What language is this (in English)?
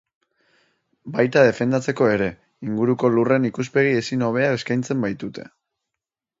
Basque